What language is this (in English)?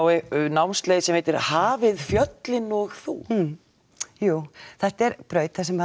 Icelandic